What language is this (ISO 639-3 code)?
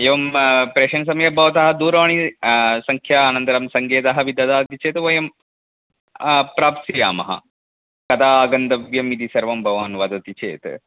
san